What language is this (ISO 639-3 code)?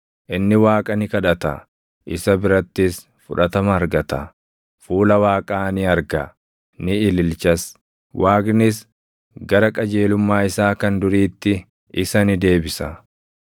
orm